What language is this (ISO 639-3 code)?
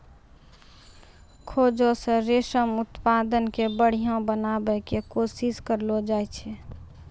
mai